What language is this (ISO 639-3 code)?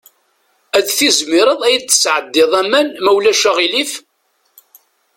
kab